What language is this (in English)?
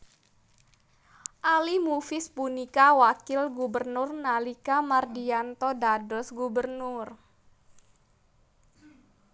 Javanese